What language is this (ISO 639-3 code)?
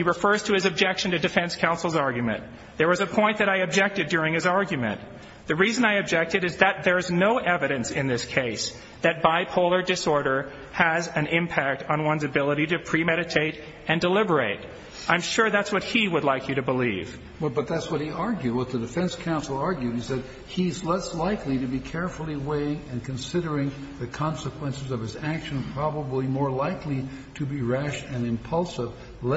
eng